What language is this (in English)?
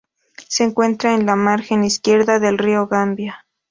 Spanish